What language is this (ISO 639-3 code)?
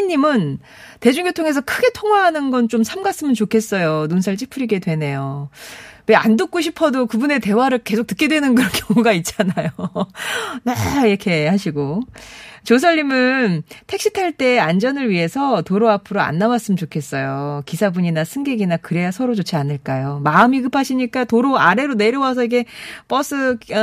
kor